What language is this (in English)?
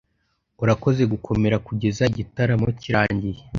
Kinyarwanda